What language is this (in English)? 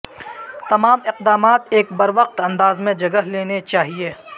Urdu